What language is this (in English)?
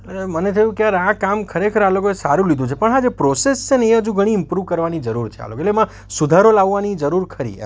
Gujarati